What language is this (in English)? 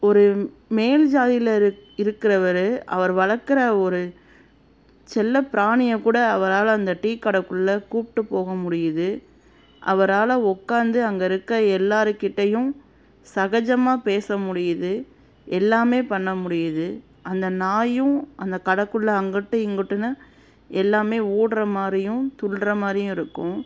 Tamil